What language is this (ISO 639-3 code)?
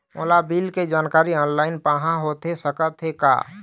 hne